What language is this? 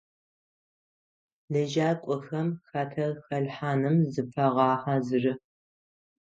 Adyghe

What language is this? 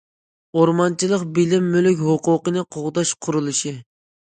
Uyghur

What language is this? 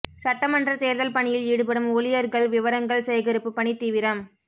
Tamil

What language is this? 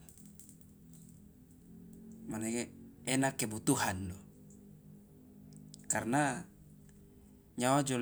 Loloda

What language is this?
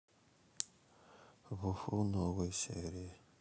Russian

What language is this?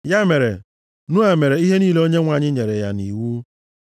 Igbo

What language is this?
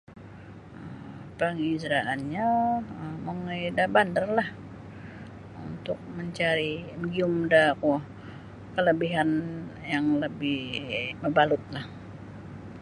Sabah Bisaya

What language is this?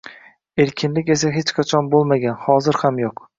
Uzbek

